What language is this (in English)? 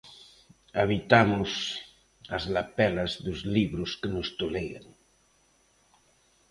Galician